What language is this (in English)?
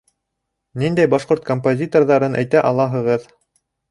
Bashkir